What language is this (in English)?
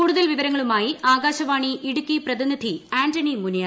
Malayalam